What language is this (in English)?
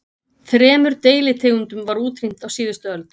Icelandic